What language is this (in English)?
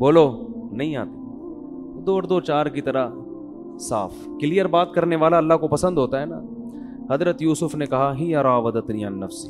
Urdu